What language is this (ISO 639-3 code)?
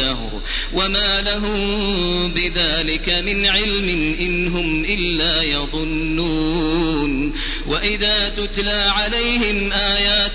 ara